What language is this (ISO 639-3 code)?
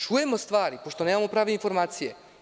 srp